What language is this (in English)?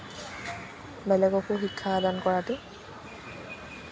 Assamese